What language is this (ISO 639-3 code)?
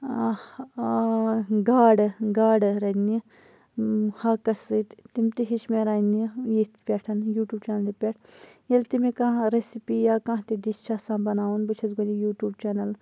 kas